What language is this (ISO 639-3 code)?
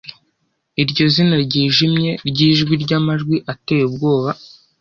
kin